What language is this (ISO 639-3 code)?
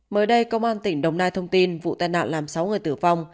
vie